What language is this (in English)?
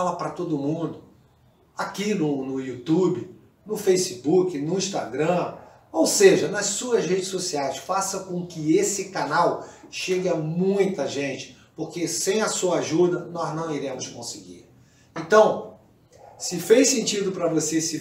Portuguese